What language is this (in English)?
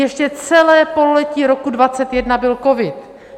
Czech